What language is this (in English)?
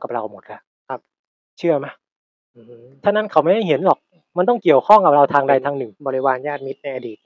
Thai